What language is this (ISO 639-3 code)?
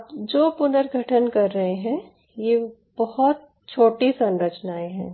hin